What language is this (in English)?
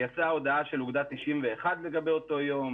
Hebrew